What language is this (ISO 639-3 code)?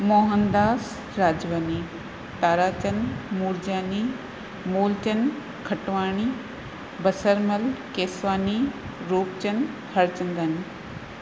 snd